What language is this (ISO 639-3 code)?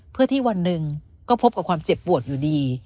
tha